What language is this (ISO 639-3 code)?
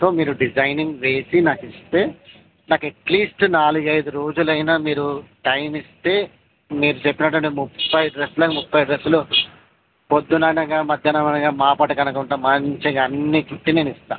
tel